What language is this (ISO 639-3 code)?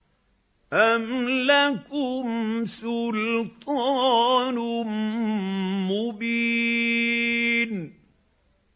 ara